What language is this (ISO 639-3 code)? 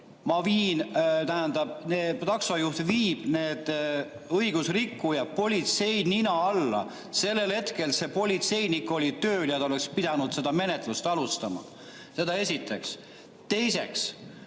est